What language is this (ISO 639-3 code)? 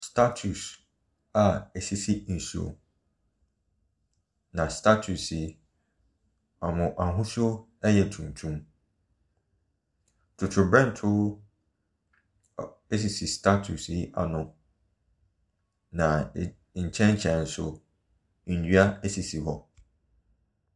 aka